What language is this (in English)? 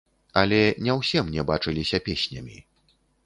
Belarusian